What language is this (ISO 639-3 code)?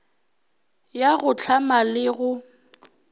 nso